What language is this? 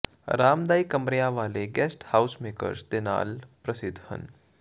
Punjabi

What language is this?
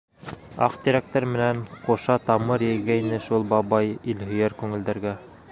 Bashkir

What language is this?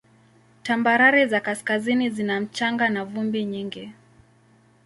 Swahili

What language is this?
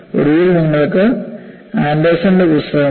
Malayalam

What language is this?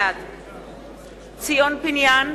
Hebrew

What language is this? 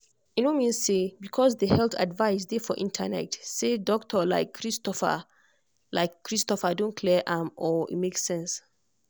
Nigerian Pidgin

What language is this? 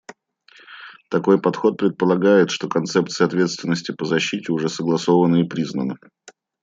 Russian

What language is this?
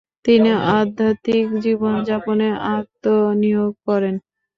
Bangla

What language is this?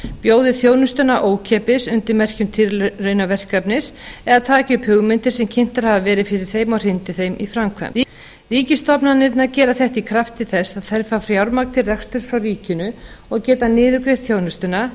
Icelandic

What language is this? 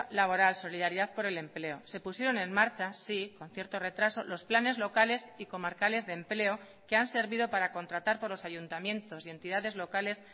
Spanish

